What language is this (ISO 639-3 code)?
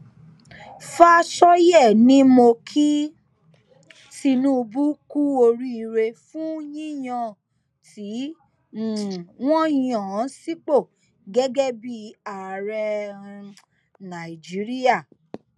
yor